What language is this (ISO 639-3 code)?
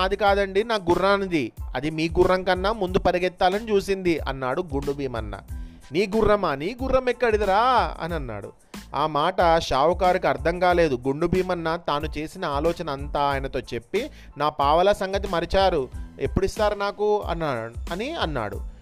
tel